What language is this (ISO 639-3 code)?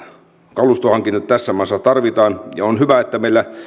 fin